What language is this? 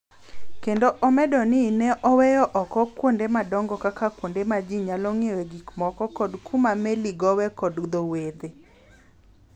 Luo (Kenya and Tanzania)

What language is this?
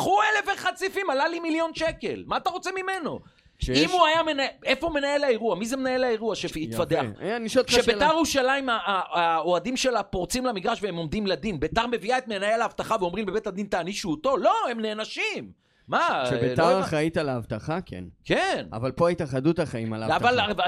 Hebrew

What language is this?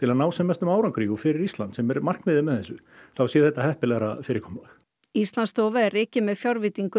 Icelandic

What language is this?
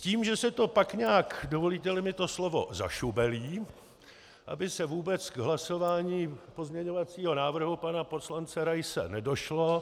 Czech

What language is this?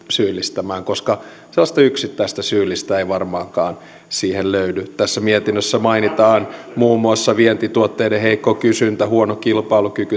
Finnish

